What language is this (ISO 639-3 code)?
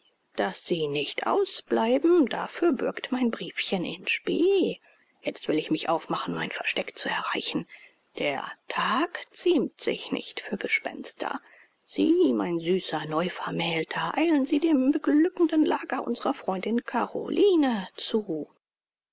deu